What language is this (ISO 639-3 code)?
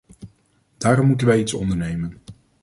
nld